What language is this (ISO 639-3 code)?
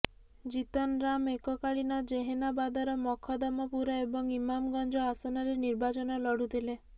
ori